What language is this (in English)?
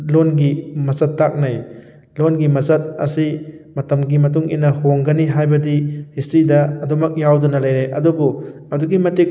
Manipuri